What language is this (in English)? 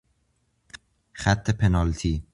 Persian